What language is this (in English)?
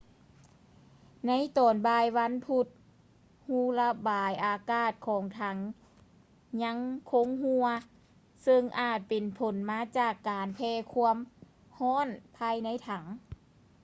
Lao